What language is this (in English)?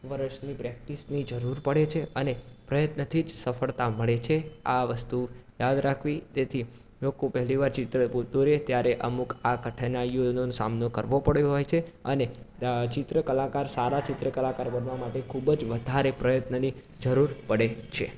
Gujarati